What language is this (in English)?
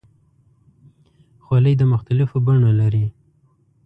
Pashto